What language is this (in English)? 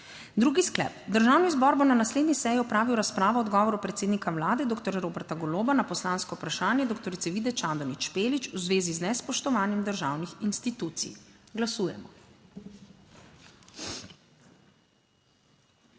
Slovenian